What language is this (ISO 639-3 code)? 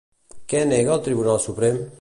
cat